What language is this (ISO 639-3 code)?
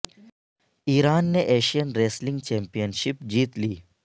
urd